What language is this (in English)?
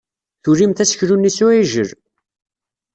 Kabyle